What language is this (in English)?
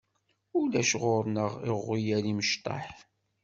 Kabyle